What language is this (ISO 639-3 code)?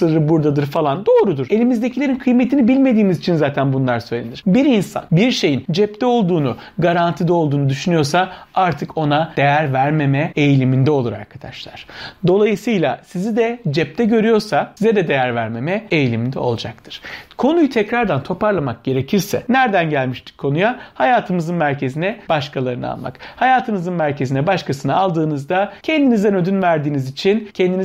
tur